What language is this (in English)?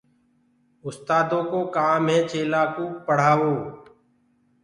Gurgula